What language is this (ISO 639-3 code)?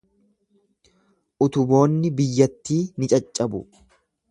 orm